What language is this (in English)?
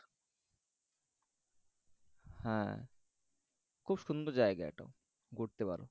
Bangla